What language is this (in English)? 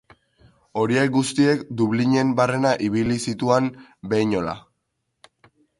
Basque